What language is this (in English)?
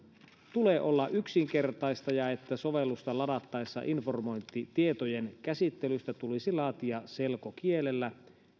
Finnish